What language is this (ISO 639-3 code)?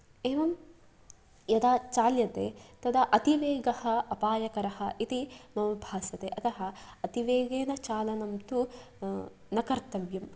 san